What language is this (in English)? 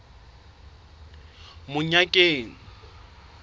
Southern Sotho